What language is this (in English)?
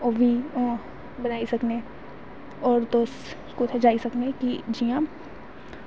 Dogri